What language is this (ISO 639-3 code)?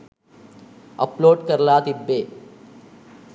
sin